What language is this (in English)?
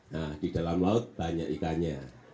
Indonesian